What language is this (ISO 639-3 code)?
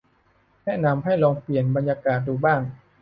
tha